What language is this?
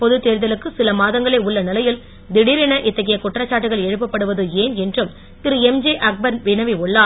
Tamil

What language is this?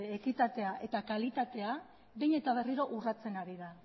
Basque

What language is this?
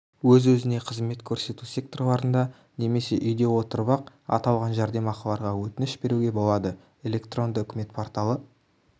Kazakh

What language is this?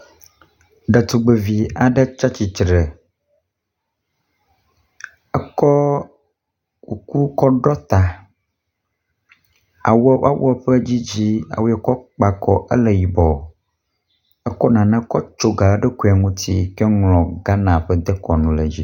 Ewe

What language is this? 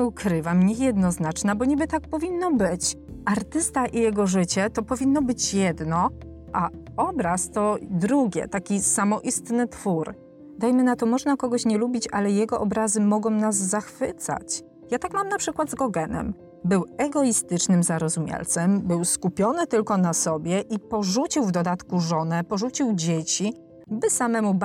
Polish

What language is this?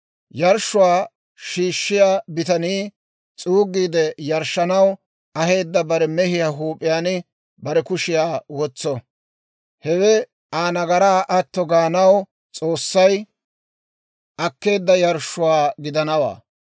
Dawro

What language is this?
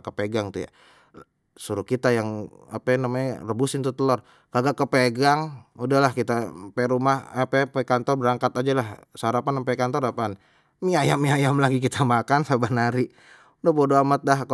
Betawi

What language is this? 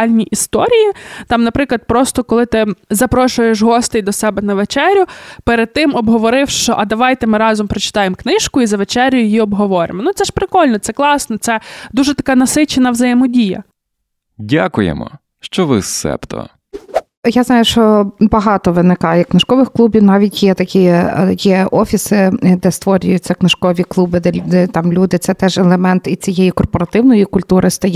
Ukrainian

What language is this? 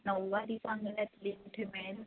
Marathi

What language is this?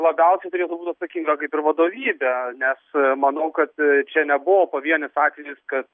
Lithuanian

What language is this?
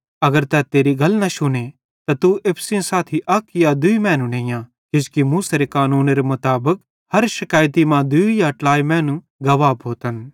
Bhadrawahi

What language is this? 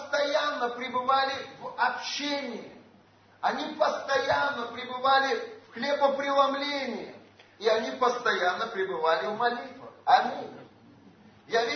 Russian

